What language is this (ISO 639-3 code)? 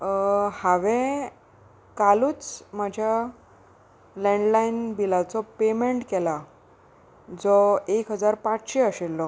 kok